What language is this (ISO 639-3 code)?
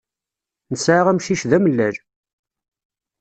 kab